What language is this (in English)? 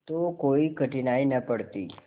Hindi